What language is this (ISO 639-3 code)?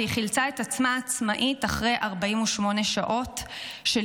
heb